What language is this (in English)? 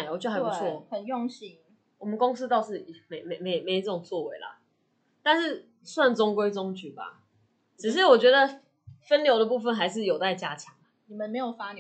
Chinese